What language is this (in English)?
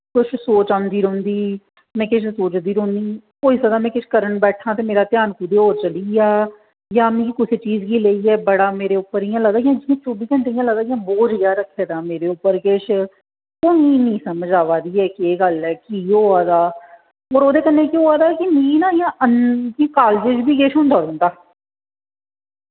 Dogri